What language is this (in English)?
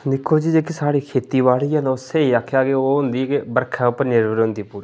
Dogri